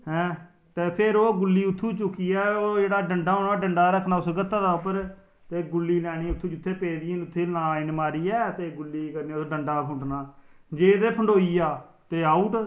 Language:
Dogri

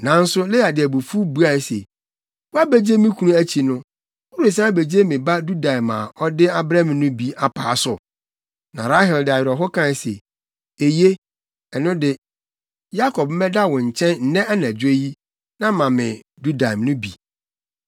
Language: Akan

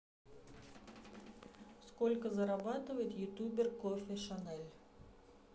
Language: Russian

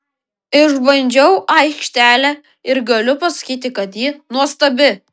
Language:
Lithuanian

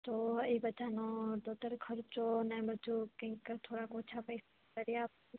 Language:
Gujarati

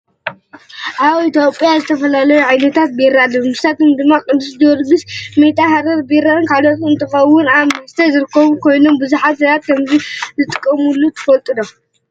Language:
Tigrinya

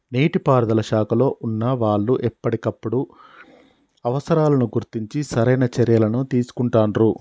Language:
Telugu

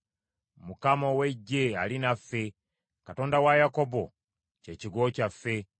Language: Ganda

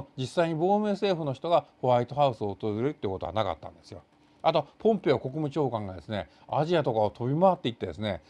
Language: Japanese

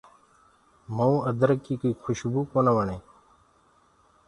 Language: Gurgula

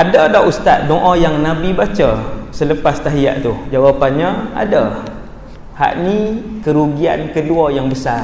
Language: Malay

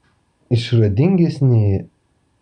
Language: Lithuanian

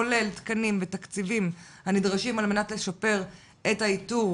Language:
Hebrew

